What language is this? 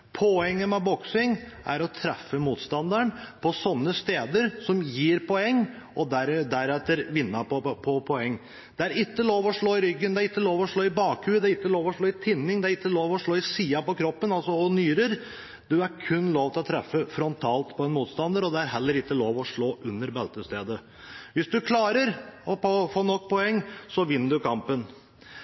Norwegian Bokmål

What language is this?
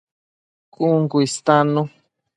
Matsés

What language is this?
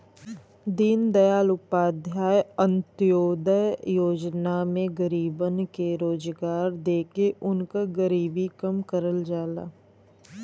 Bhojpuri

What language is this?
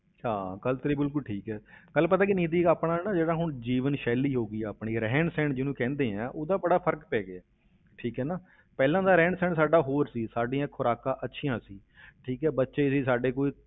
Punjabi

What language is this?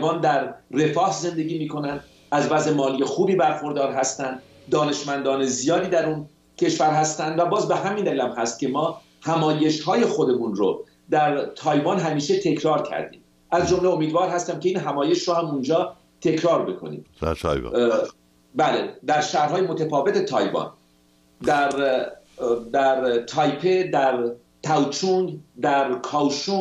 Persian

